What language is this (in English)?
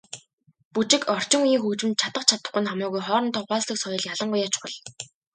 Mongolian